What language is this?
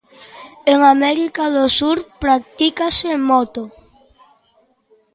Galician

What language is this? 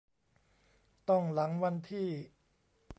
Thai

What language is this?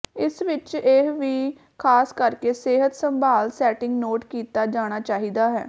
Punjabi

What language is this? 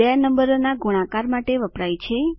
Gujarati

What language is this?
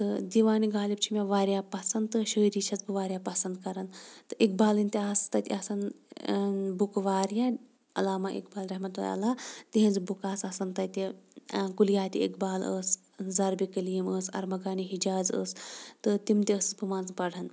Kashmiri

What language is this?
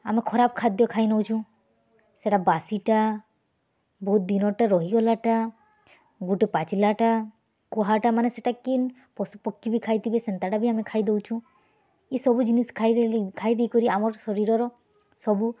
Odia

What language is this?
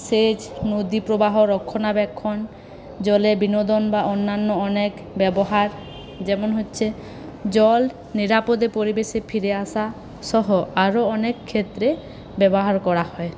Bangla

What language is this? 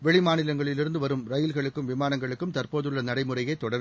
Tamil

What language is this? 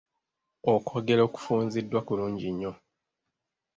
Ganda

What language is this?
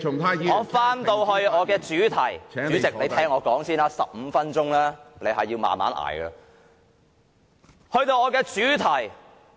Cantonese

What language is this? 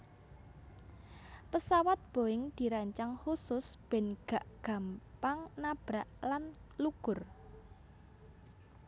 Javanese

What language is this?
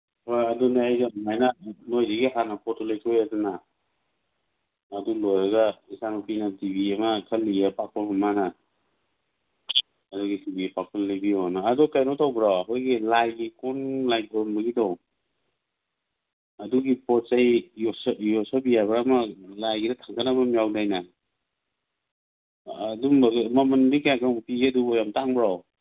Manipuri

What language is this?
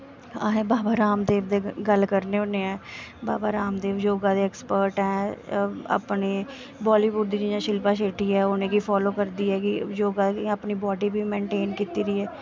Dogri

